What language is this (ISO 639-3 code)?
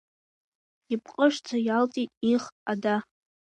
abk